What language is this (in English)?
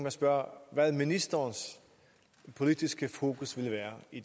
Danish